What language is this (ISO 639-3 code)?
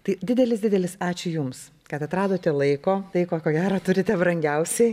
lit